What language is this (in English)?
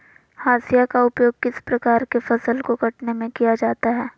Magahi